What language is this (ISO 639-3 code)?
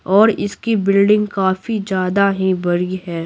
hin